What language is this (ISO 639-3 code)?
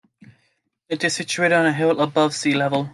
eng